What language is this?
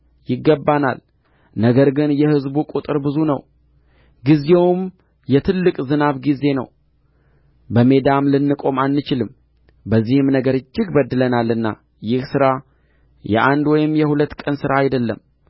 Amharic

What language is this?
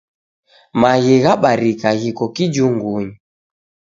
Taita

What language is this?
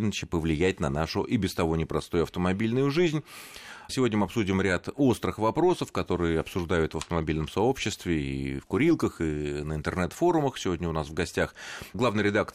Russian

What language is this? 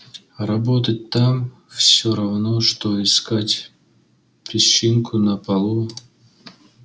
Russian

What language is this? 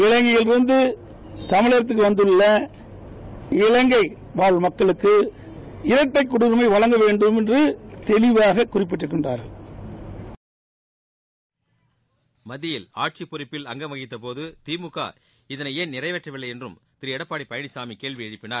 Tamil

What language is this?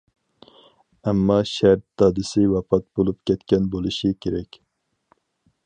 Uyghur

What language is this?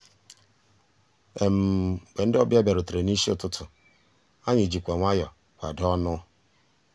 Igbo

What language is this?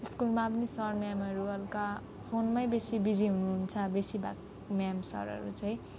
Nepali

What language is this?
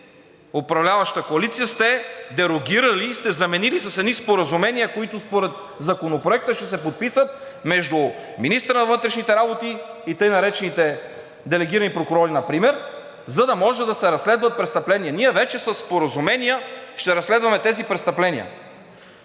Bulgarian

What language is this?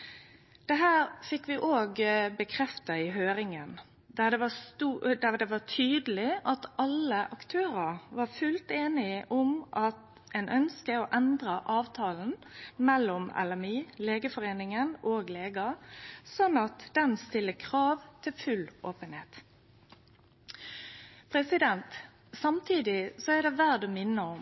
Norwegian Nynorsk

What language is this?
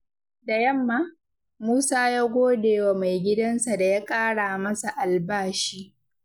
Hausa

